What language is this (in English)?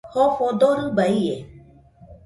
Nüpode Huitoto